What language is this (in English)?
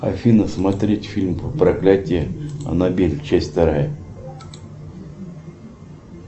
Russian